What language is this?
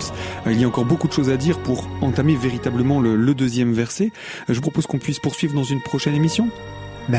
French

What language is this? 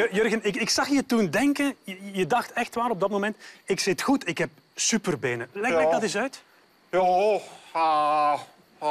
Dutch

